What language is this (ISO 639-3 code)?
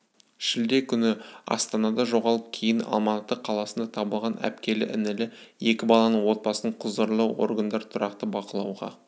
kaz